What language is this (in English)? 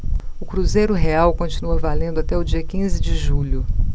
Portuguese